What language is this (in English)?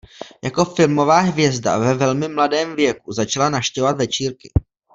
Czech